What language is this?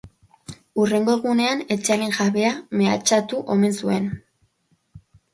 Basque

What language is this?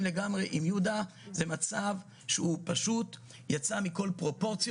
Hebrew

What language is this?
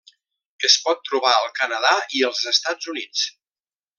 Catalan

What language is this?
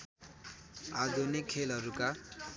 Nepali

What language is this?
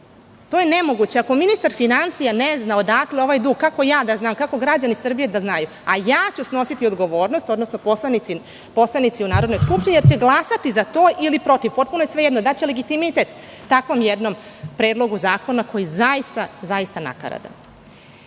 Serbian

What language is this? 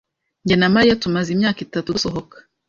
Kinyarwanda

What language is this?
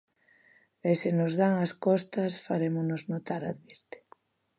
Galician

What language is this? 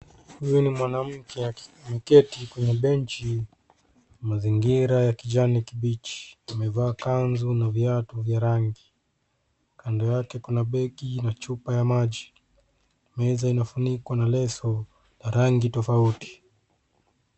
Swahili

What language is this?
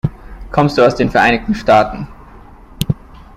German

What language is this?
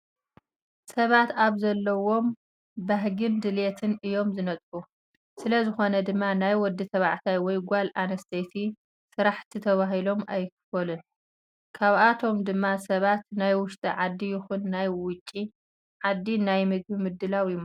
Tigrinya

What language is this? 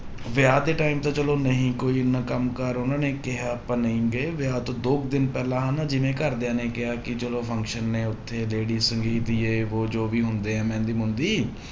Punjabi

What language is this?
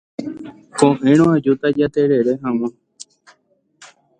Guarani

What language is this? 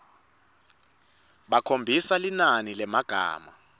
Swati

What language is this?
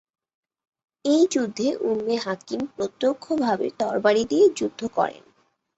Bangla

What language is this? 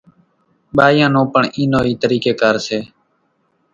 Kachi Koli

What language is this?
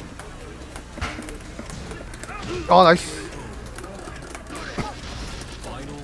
Korean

